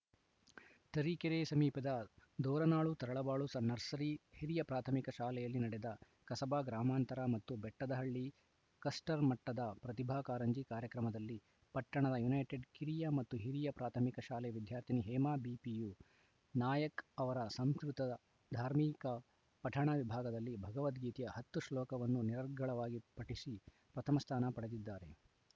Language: Kannada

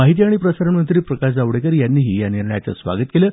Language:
Marathi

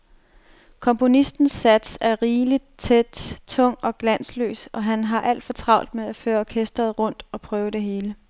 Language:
Danish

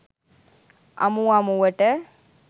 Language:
Sinhala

